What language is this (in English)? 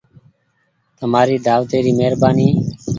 Goaria